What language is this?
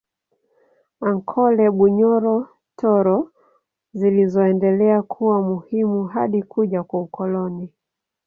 Swahili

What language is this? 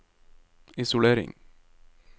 Norwegian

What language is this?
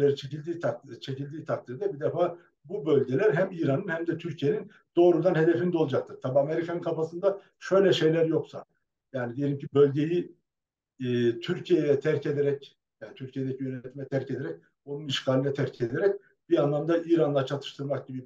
Turkish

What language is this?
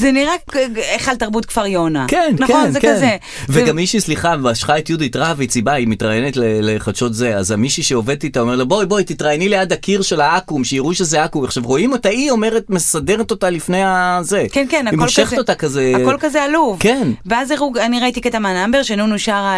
Hebrew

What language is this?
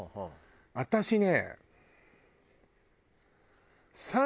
Japanese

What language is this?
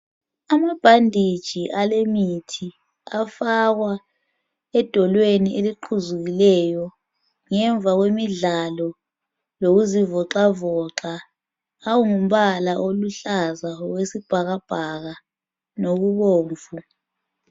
North Ndebele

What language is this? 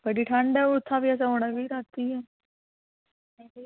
Dogri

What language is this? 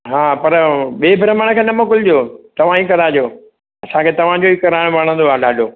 Sindhi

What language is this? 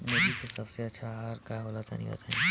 Bhojpuri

